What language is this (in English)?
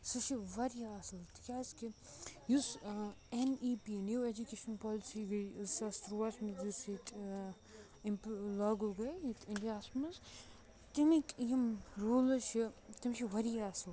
Kashmiri